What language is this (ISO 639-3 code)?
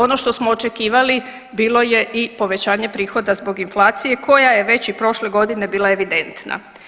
hrv